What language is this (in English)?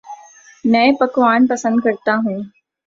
Urdu